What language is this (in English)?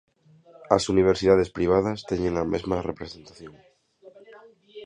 Galician